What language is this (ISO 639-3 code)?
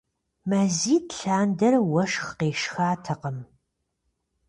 kbd